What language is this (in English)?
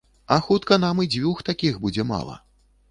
Belarusian